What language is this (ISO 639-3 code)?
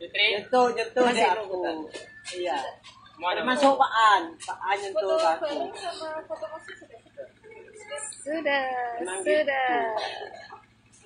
ind